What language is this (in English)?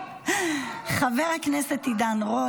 Hebrew